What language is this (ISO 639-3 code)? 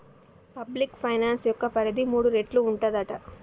tel